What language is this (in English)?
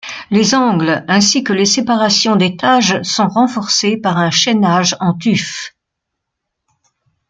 French